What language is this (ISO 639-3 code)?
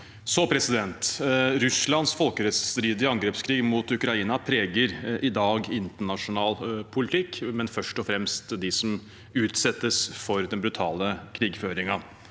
nor